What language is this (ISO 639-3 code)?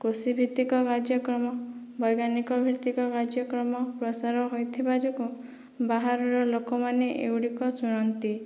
ori